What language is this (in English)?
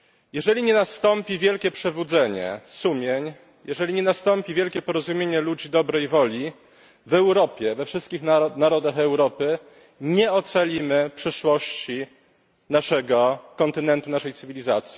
Polish